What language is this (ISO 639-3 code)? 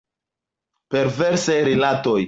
epo